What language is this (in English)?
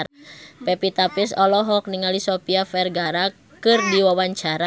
Sundanese